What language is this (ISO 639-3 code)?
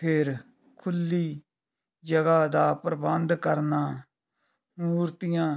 pan